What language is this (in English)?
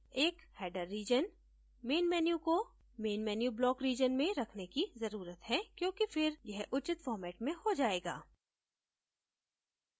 Hindi